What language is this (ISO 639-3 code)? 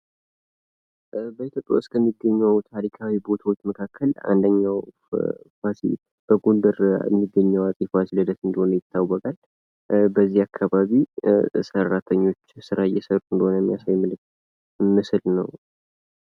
amh